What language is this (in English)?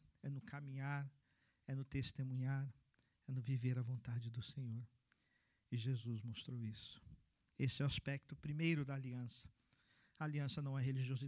Portuguese